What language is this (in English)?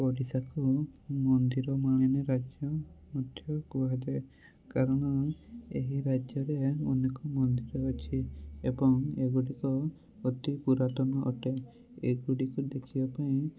Odia